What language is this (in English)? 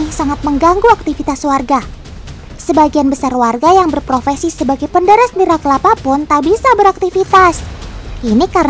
Indonesian